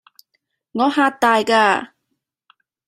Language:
Cantonese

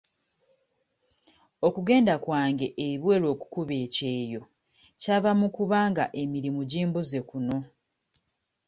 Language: Ganda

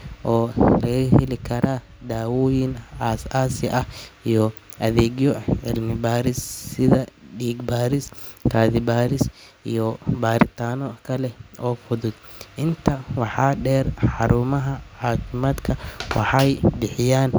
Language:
Somali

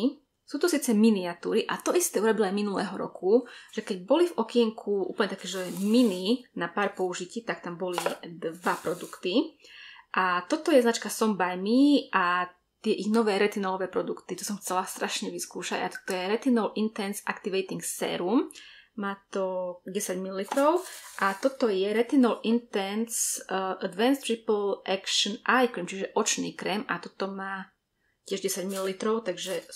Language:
Slovak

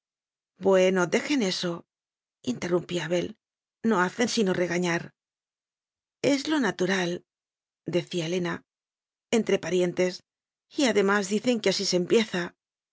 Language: Spanish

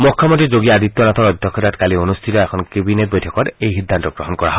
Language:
Assamese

